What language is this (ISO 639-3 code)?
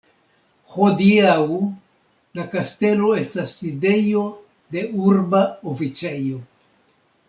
epo